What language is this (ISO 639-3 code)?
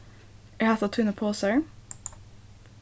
fao